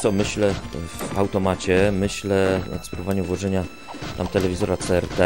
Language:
Polish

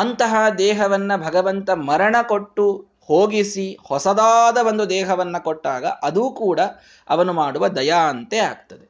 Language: Kannada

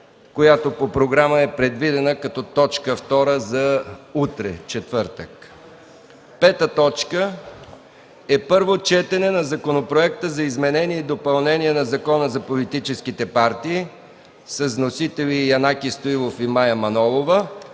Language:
Bulgarian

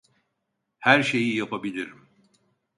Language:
Turkish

